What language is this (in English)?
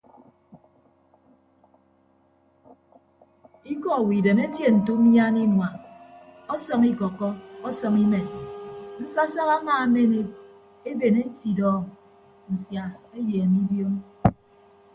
Ibibio